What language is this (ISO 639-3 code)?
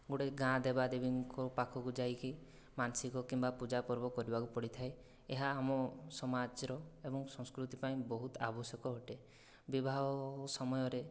ori